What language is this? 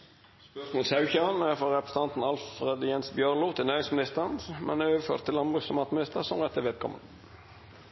Norwegian Nynorsk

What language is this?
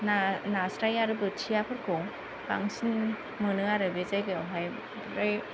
Bodo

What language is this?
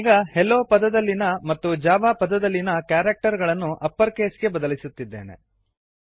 Kannada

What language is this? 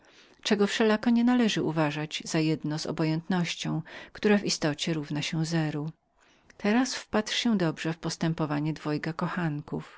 Polish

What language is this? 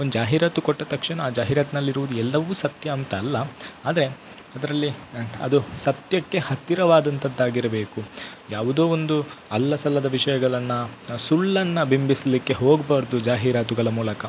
Kannada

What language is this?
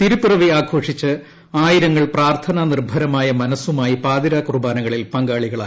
Malayalam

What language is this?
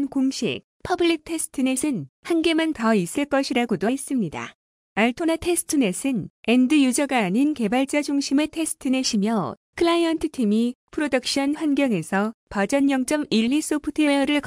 Korean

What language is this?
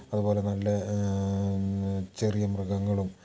Malayalam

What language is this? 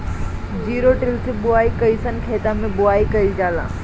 Bhojpuri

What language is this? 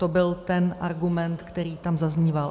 Czech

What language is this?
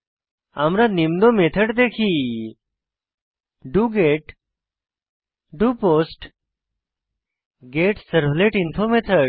Bangla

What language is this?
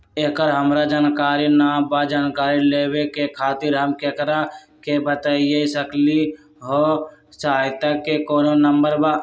Magahi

